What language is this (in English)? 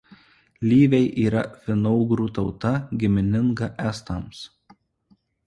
Lithuanian